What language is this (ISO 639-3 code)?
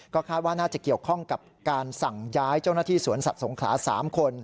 tha